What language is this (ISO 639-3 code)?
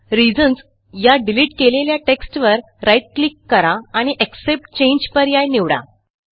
mar